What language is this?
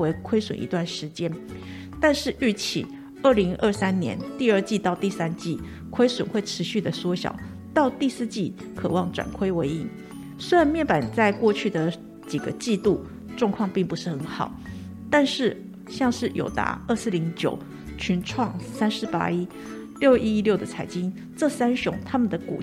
Chinese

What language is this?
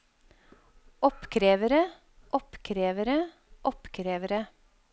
Norwegian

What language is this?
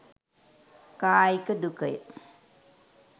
Sinhala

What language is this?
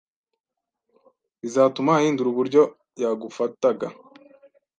Kinyarwanda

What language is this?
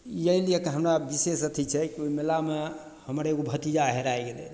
Maithili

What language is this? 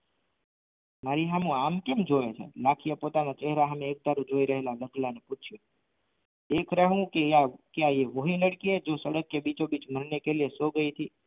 Gujarati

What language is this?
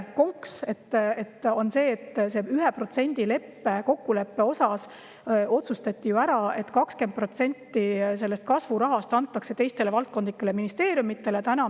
Estonian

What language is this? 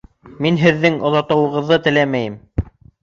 Bashkir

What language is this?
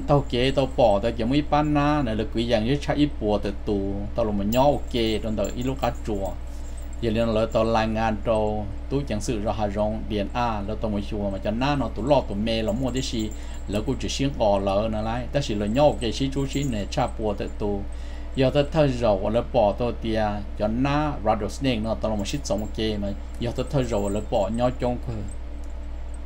Thai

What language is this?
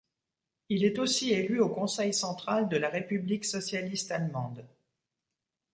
French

